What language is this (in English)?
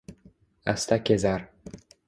Uzbek